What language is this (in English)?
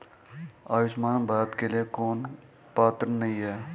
Hindi